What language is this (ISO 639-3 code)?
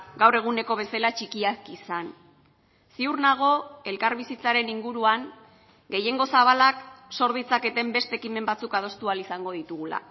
eus